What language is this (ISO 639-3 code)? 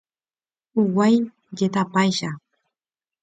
grn